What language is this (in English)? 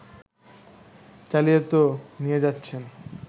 Bangla